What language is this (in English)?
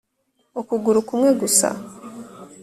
Kinyarwanda